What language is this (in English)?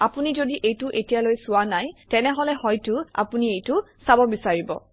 Assamese